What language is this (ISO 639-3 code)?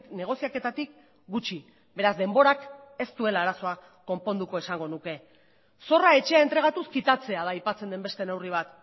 eus